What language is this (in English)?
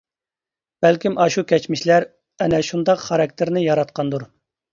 Uyghur